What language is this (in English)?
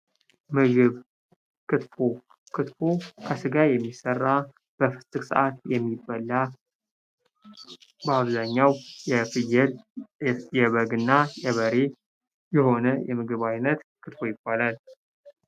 Amharic